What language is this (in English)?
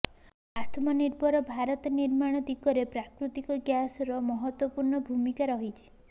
Odia